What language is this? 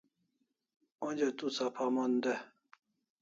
Kalasha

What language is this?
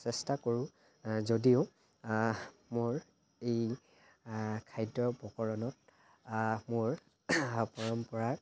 Assamese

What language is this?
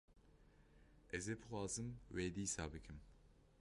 Kurdish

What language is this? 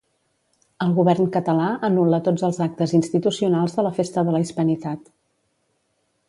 Catalan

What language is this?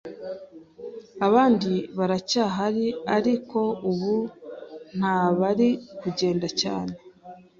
Kinyarwanda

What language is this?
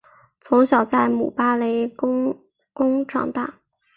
Chinese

